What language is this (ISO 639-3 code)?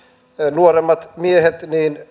fin